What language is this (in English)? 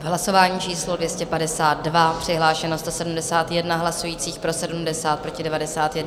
Czech